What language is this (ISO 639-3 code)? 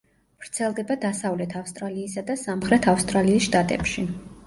kat